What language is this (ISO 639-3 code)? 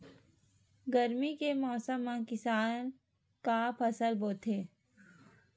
hne